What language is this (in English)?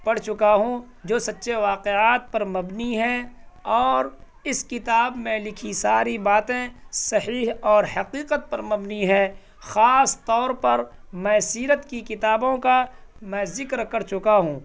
Urdu